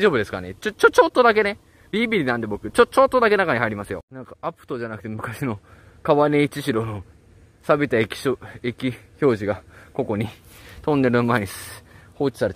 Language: Japanese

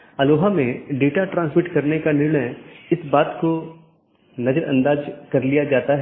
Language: Hindi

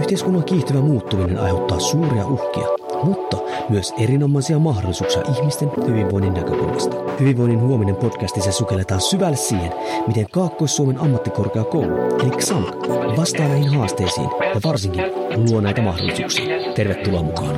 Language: Finnish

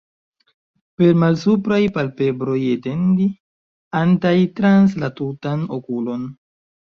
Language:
Esperanto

